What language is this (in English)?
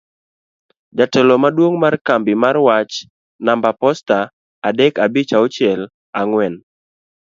Luo (Kenya and Tanzania)